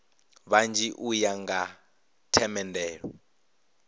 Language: Venda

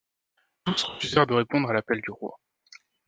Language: French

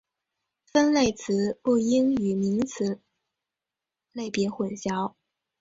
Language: Chinese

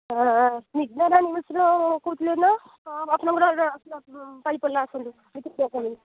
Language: Odia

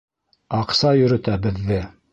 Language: Bashkir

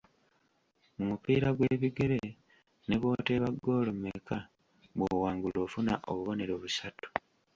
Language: Ganda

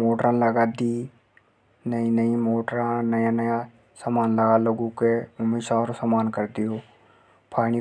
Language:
Hadothi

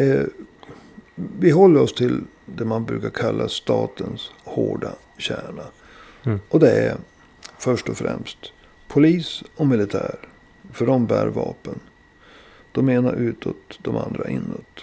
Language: Swedish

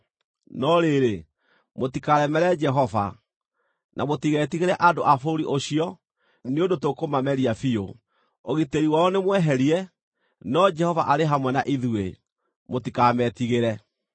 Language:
Kikuyu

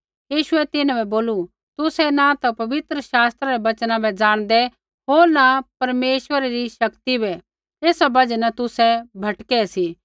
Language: Kullu Pahari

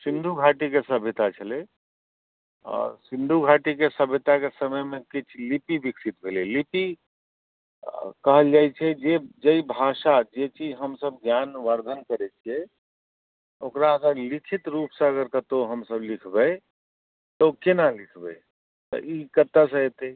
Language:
Maithili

